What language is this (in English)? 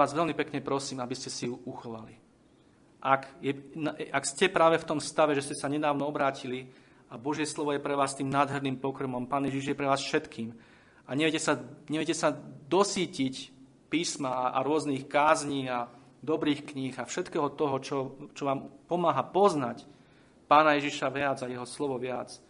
Slovak